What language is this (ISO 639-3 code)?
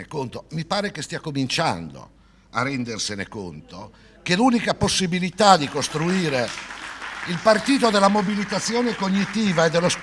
ita